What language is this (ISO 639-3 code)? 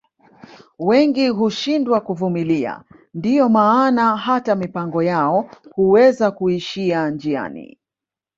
swa